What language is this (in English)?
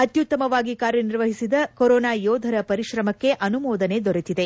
Kannada